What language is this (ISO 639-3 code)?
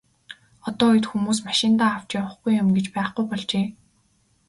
mon